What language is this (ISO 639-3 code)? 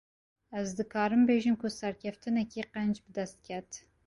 kur